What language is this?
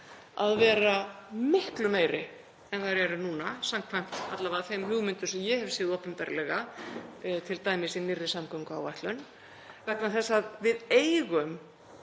Icelandic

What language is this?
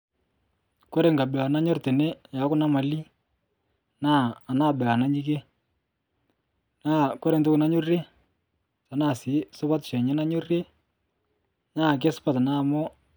Masai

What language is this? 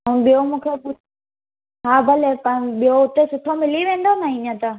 Sindhi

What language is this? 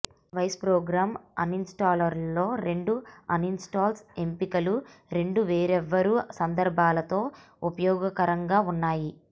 Telugu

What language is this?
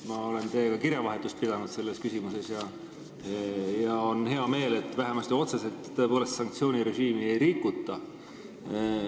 Estonian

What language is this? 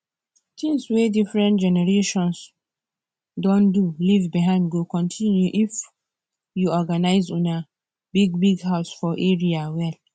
Nigerian Pidgin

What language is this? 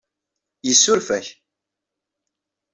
Kabyle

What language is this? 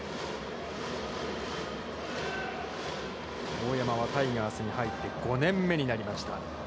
Japanese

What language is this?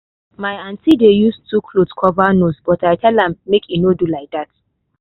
Nigerian Pidgin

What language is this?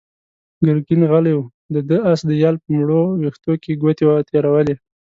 Pashto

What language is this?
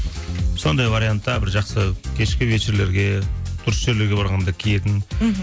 Kazakh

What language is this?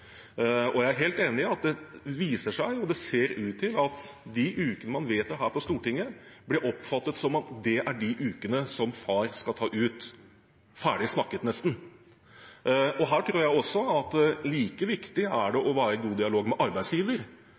Norwegian Bokmål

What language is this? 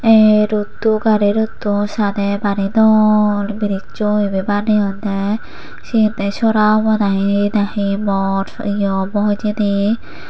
Chakma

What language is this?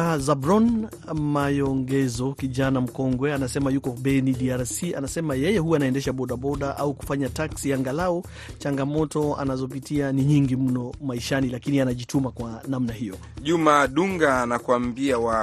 Swahili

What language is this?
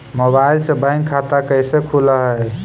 Magahi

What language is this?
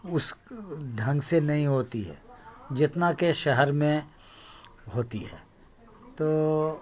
Urdu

